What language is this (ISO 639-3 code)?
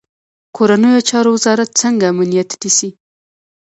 pus